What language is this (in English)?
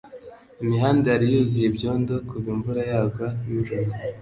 Kinyarwanda